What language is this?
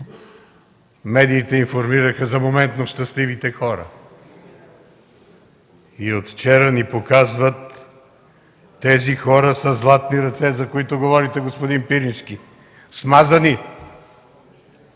Bulgarian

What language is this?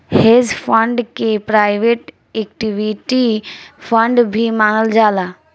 Bhojpuri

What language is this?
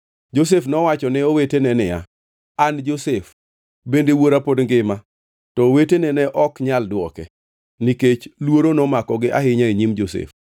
Luo (Kenya and Tanzania)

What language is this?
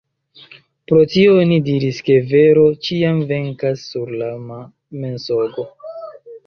Esperanto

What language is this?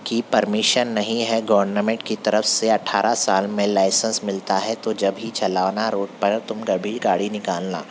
Urdu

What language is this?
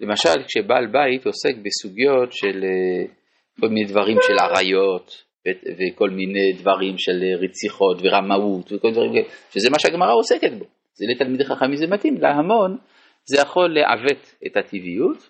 Hebrew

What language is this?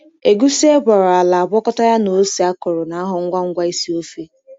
Igbo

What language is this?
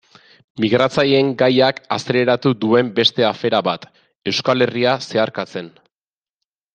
Basque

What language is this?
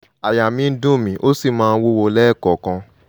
Yoruba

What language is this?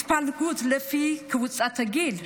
Hebrew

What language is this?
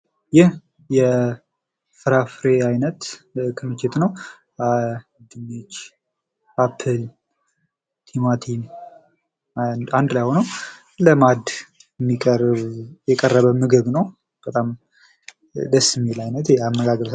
Amharic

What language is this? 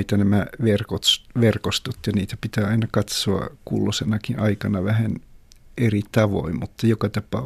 Finnish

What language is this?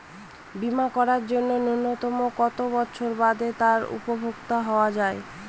Bangla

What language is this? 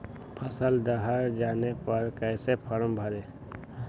Magahi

